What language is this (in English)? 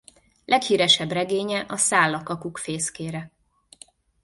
Hungarian